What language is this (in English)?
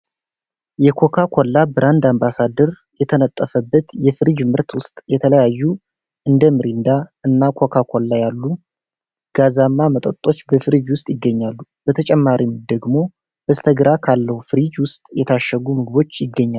Amharic